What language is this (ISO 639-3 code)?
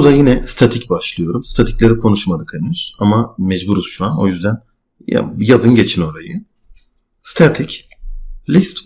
tur